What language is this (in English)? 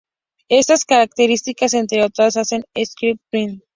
Spanish